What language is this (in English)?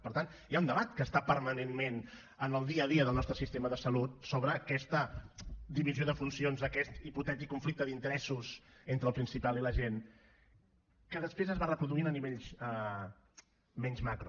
Catalan